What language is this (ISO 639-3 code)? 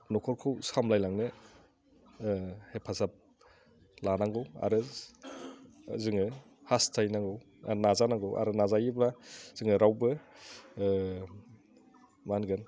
brx